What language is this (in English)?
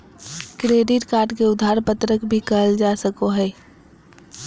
Magahi